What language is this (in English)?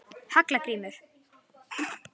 Icelandic